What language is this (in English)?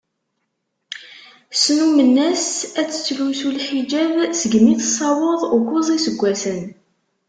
Kabyle